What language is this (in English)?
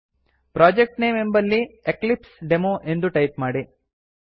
Kannada